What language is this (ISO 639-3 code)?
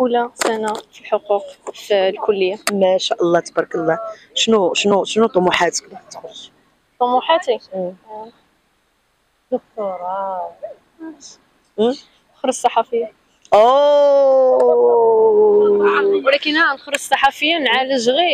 ara